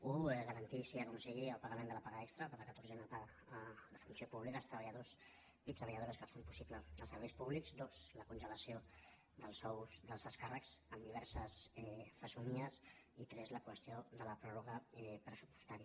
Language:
Catalan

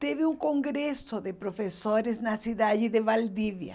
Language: Portuguese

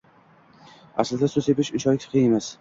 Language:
Uzbek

